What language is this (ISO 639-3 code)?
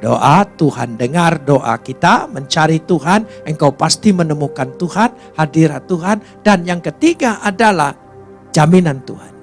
ind